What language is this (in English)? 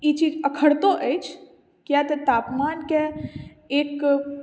Maithili